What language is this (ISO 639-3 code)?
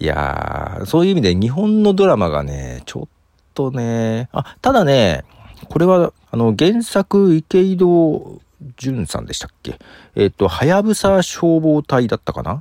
jpn